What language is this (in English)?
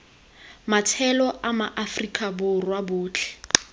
Tswana